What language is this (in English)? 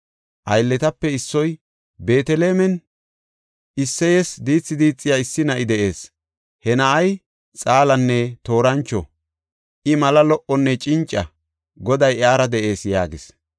Gofa